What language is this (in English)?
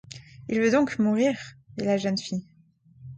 French